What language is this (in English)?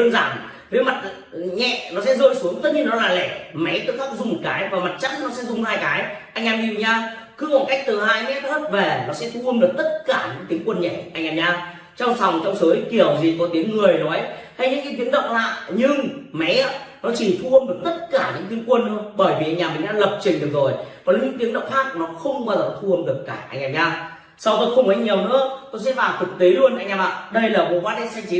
Vietnamese